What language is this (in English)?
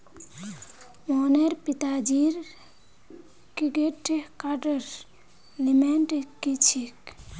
Magahi